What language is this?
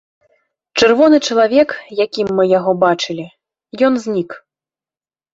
Belarusian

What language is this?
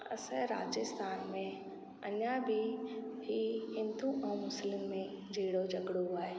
Sindhi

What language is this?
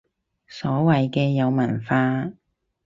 Cantonese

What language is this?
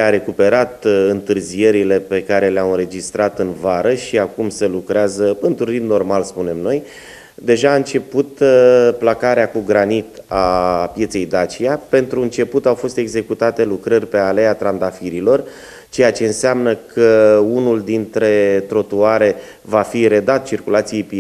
Romanian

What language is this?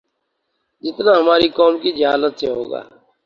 Urdu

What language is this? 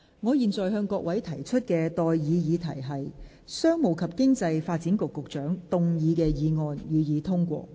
Cantonese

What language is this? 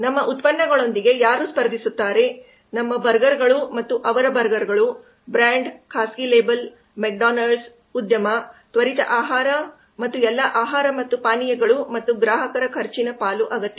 Kannada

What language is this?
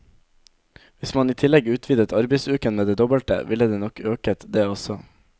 Norwegian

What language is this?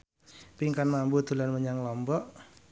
Javanese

